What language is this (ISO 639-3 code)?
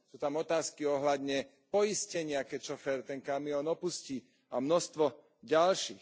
slk